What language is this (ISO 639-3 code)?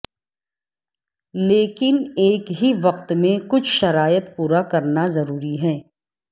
urd